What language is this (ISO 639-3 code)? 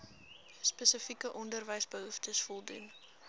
afr